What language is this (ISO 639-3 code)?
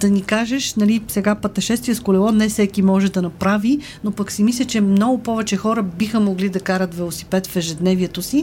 bul